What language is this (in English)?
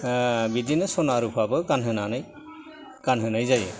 Bodo